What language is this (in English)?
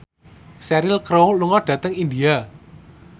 Javanese